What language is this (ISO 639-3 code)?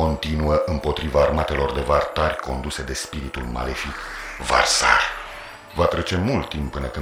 ron